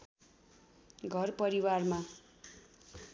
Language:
Nepali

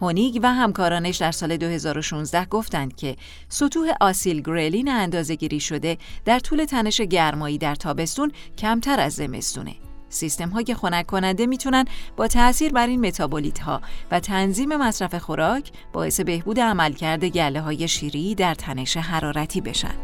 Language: Persian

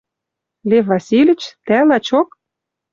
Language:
Western Mari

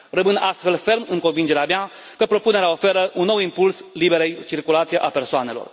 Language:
Romanian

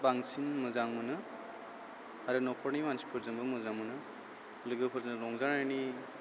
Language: Bodo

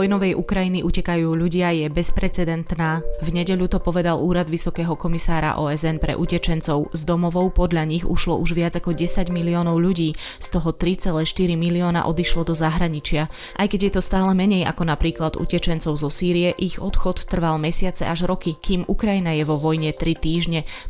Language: Slovak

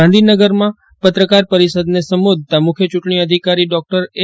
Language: Gujarati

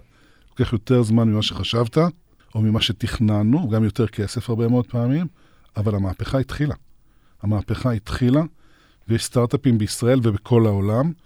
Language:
Hebrew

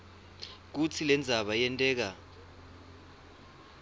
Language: Swati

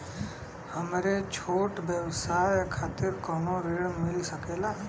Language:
Bhojpuri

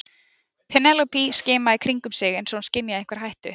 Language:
Icelandic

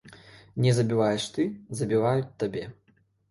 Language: Belarusian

